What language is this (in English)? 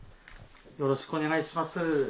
Japanese